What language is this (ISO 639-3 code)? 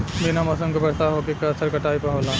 bho